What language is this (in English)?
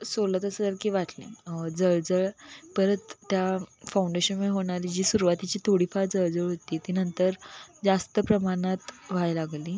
Marathi